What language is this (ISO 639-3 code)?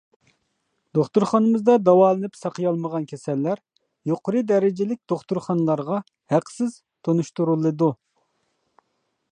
uig